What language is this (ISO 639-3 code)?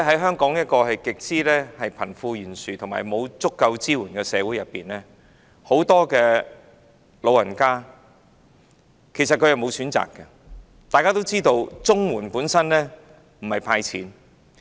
yue